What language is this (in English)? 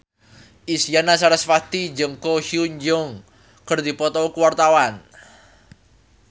Sundanese